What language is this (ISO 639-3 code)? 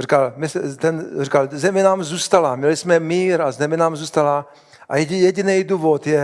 ces